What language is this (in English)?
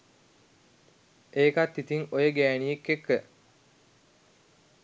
Sinhala